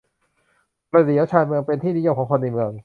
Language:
Thai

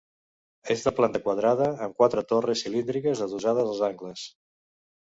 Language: Catalan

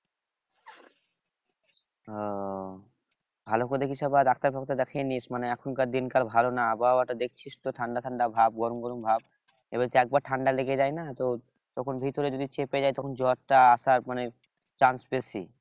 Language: Bangla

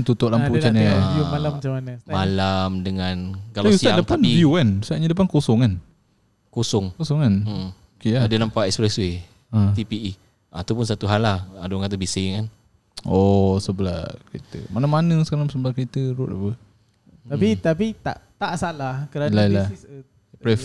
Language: Malay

